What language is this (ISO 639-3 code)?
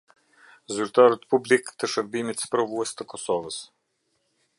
sqi